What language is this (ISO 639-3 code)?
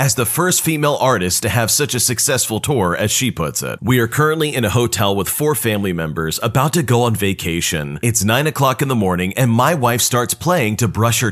eng